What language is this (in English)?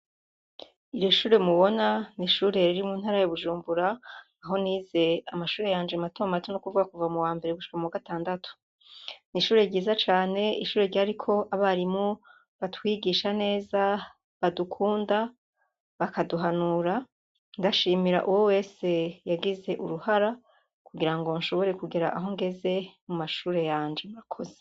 Rundi